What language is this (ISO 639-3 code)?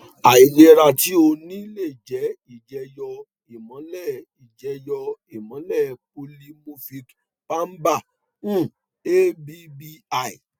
yor